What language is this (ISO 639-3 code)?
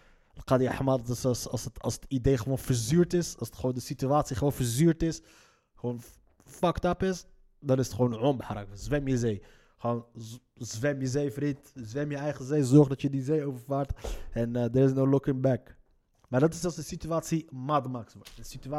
nld